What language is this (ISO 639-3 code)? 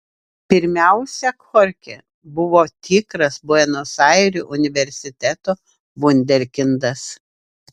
lit